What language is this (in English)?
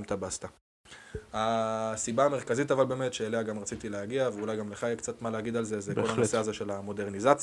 Hebrew